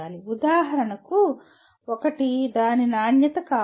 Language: Telugu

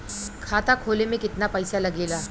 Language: Bhojpuri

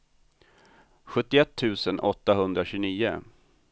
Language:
Swedish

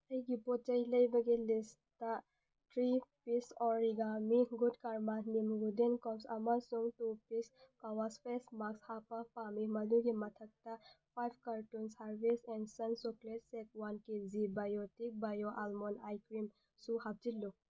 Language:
Manipuri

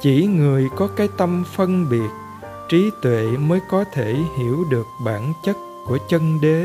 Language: Vietnamese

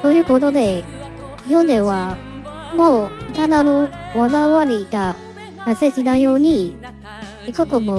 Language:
Japanese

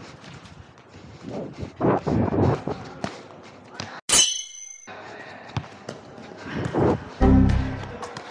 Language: Vietnamese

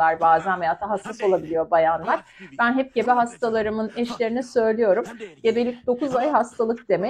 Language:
Turkish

